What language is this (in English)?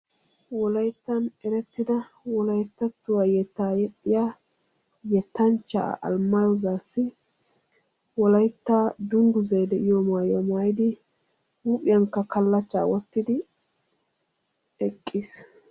Wolaytta